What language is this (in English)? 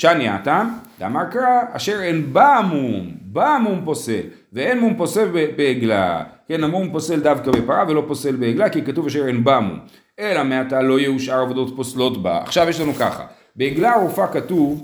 Hebrew